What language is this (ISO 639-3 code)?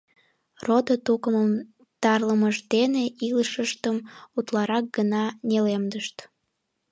chm